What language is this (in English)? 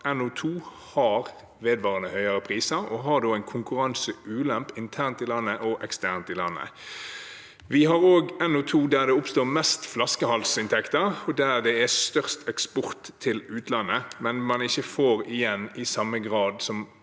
Norwegian